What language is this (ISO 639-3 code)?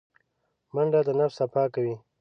pus